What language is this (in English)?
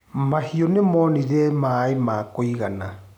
Kikuyu